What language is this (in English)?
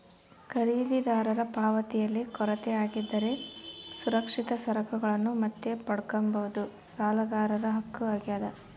Kannada